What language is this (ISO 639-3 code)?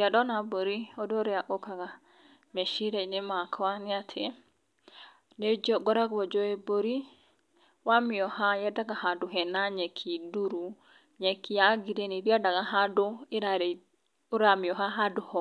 kik